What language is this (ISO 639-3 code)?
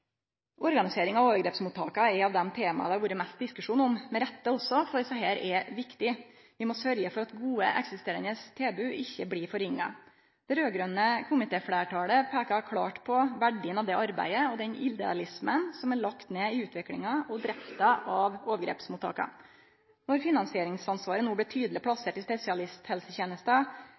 nno